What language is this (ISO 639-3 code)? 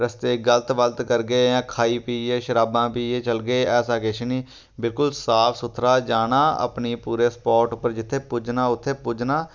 doi